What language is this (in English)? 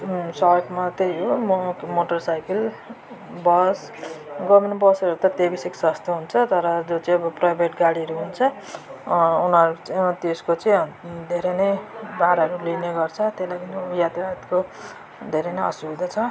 Nepali